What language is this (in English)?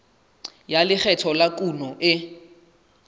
Southern Sotho